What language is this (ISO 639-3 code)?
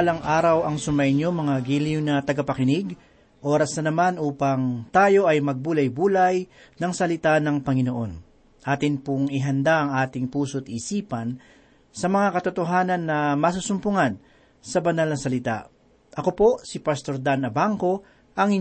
fil